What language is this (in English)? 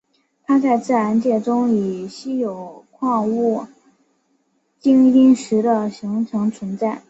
Chinese